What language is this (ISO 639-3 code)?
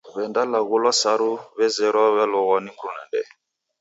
dav